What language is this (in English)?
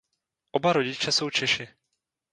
Czech